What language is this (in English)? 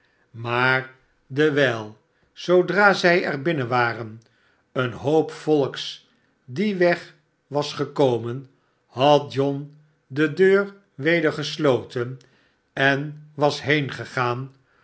Dutch